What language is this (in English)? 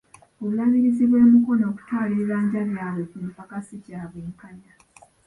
Ganda